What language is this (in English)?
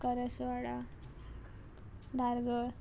Konkani